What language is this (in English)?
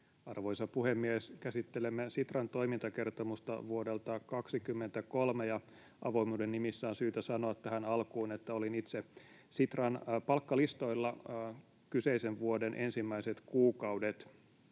Finnish